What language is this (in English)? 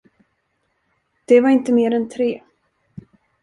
Swedish